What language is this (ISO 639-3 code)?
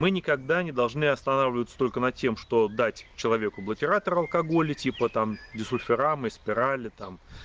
rus